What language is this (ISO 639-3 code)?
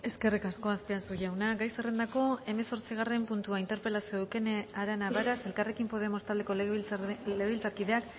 eus